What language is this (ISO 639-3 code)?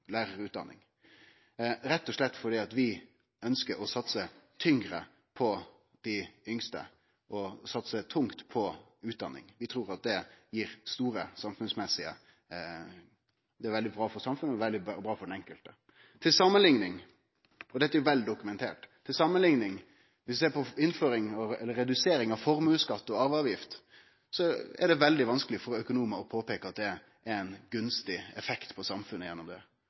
nno